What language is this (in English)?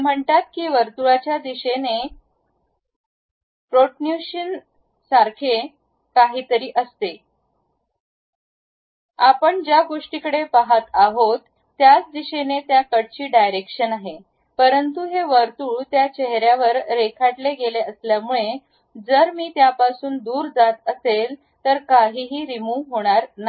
Marathi